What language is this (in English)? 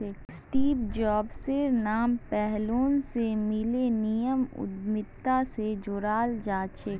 Magahi